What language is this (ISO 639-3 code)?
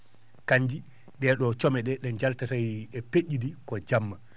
ful